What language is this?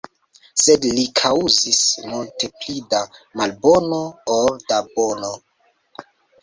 Esperanto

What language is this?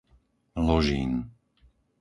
Slovak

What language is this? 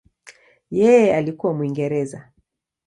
Swahili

